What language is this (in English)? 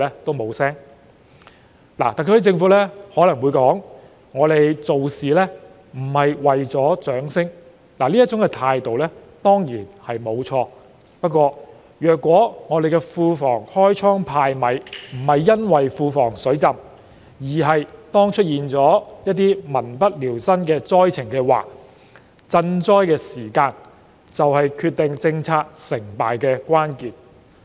Cantonese